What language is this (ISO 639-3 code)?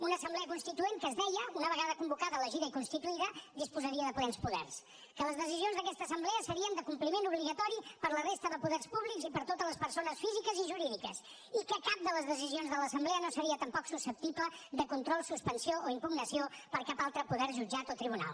cat